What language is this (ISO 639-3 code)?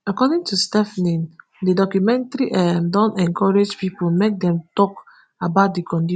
pcm